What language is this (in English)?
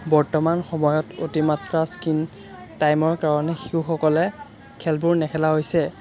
Assamese